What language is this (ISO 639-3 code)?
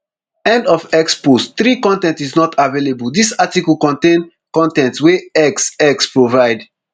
pcm